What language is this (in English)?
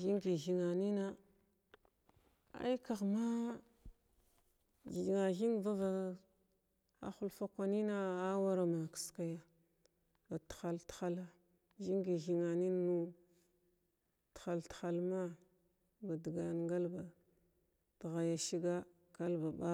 Glavda